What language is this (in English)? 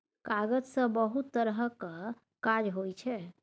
Maithili